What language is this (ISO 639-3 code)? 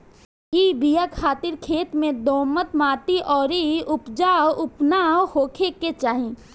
bho